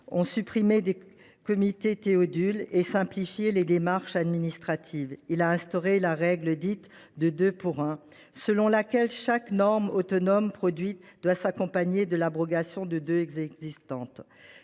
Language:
French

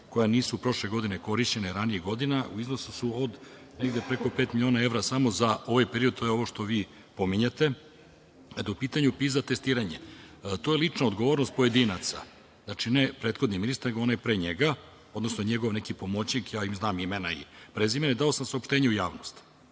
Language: Serbian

